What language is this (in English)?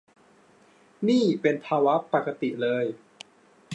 Thai